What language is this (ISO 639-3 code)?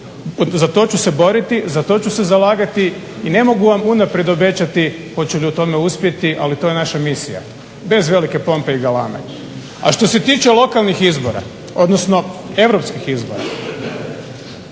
hrv